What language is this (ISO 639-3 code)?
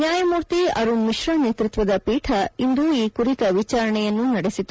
kan